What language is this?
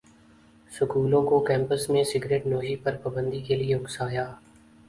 Urdu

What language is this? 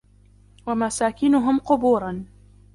Arabic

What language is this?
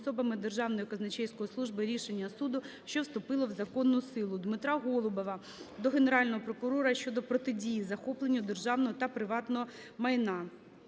Ukrainian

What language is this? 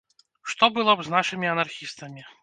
Belarusian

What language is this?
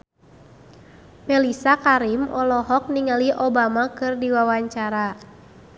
Sundanese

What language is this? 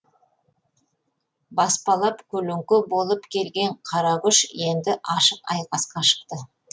Kazakh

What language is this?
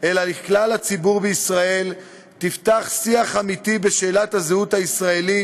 Hebrew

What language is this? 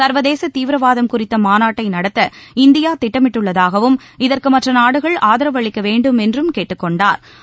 Tamil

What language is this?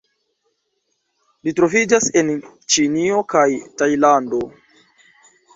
Esperanto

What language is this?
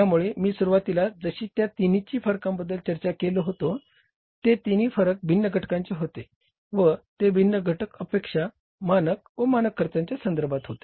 Marathi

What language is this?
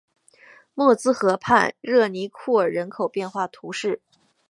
Chinese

